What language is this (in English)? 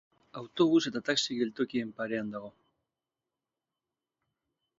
Basque